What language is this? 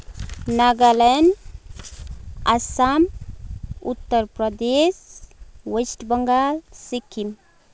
Nepali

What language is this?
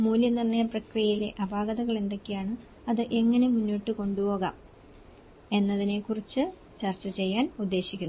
Malayalam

